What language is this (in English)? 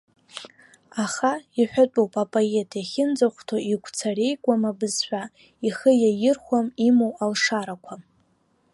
Abkhazian